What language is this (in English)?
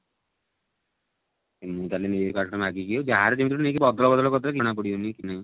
Odia